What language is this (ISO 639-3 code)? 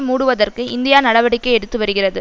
tam